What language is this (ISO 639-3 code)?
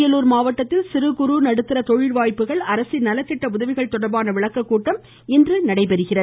tam